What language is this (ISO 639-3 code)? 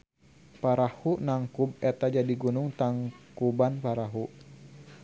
sun